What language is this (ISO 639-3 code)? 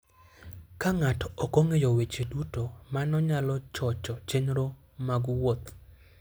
luo